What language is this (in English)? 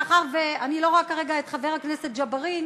Hebrew